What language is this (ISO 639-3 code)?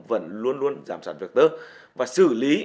vie